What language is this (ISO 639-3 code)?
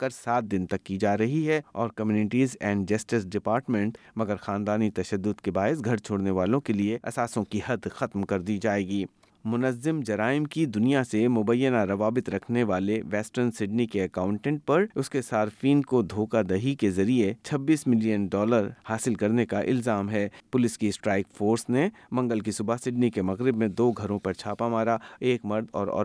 urd